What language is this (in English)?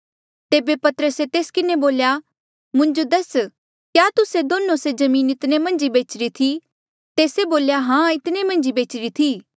Mandeali